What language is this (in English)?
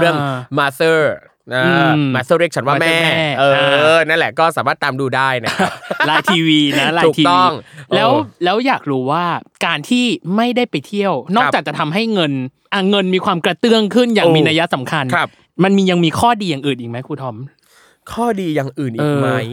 Thai